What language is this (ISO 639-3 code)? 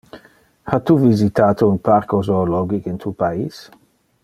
ina